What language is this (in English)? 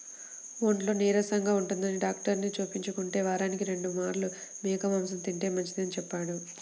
Telugu